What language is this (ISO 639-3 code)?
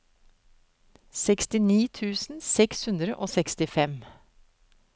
nor